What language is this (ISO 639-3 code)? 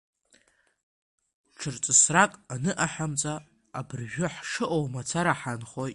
abk